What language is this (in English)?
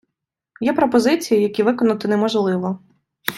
Ukrainian